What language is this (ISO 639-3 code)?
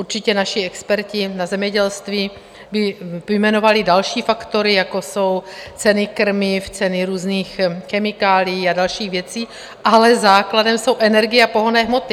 ces